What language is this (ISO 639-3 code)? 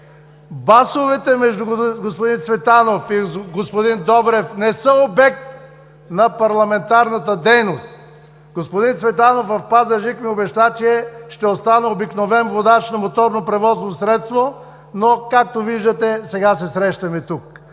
bul